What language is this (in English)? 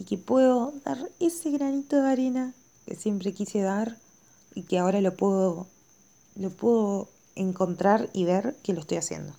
Spanish